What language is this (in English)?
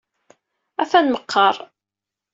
Kabyle